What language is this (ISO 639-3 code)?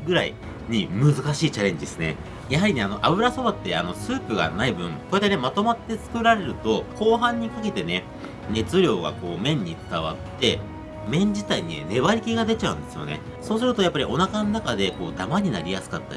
jpn